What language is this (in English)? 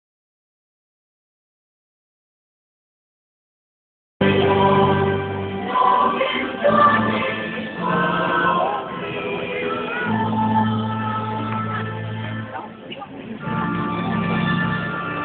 Thai